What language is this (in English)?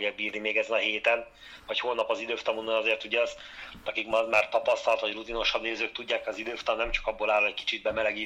Hungarian